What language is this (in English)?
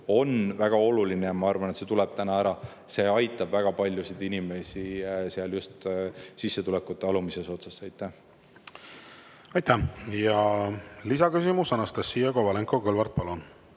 Estonian